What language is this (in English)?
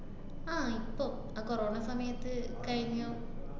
Malayalam